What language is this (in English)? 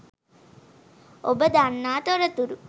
Sinhala